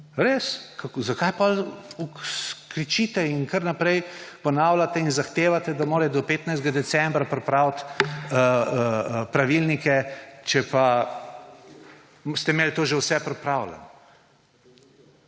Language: Slovenian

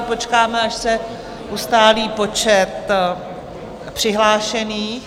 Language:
Czech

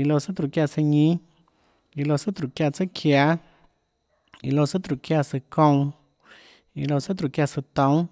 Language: Tlacoatzintepec Chinantec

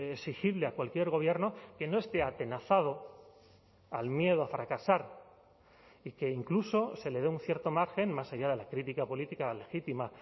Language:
Spanish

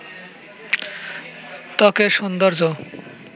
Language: Bangla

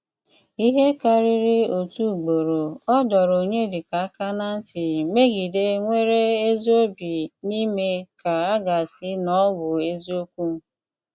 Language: Igbo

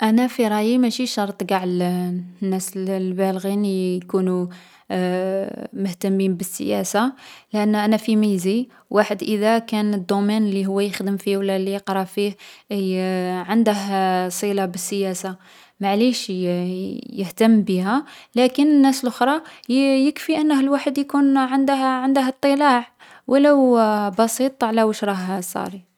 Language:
Algerian Arabic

